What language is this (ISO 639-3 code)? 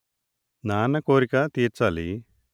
tel